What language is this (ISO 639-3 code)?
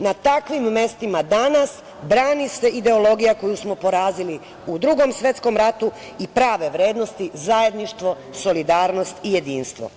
srp